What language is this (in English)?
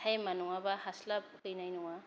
Bodo